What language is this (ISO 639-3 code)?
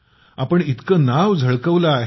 mar